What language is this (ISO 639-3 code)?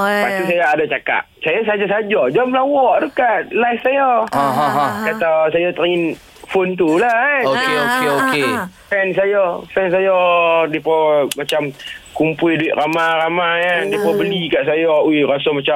msa